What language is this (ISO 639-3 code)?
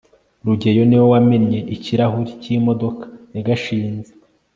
kin